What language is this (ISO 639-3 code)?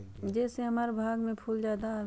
mag